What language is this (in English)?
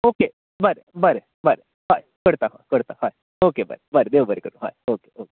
Konkani